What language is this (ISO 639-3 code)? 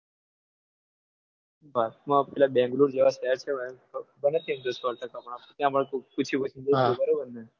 guj